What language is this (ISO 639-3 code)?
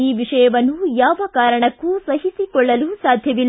kan